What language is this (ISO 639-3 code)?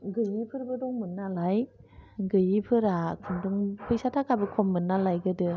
brx